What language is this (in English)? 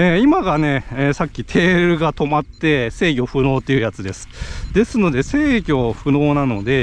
Japanese